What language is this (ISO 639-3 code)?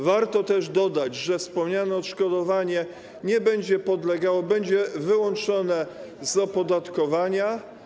pol